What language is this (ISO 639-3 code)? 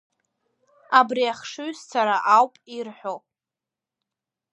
abk